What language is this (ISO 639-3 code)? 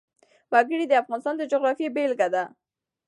pus